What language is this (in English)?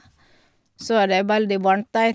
Norwegian